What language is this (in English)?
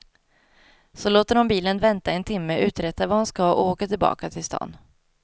Swedish